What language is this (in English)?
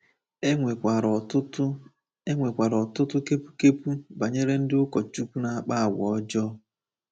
Igbo